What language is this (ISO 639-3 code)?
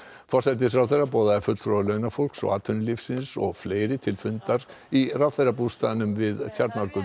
isl